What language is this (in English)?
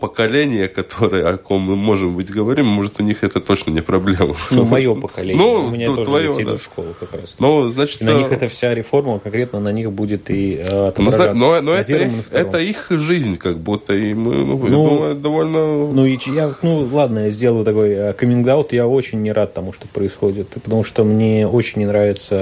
Russian